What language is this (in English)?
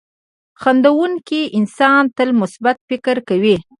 Pashto